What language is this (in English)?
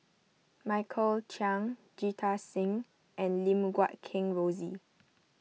English